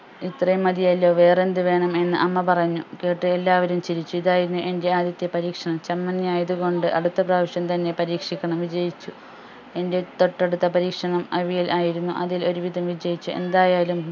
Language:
Malayalam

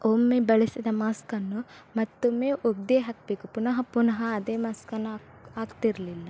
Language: Kannada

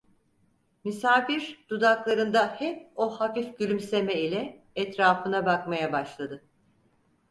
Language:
Turkish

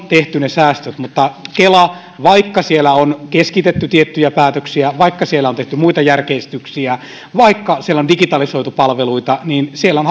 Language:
Finnish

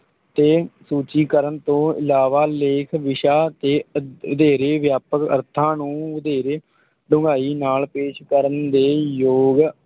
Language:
Punjabi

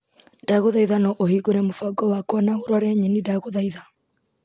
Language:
Kikuyu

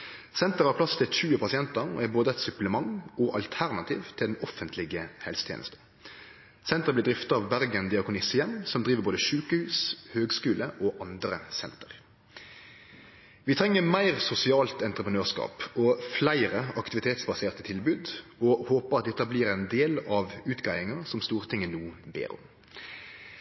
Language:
Norwegian Nynorsk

